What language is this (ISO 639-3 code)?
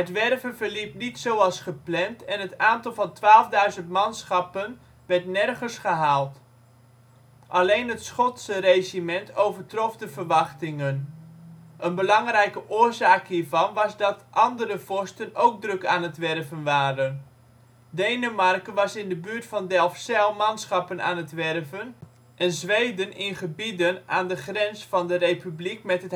nld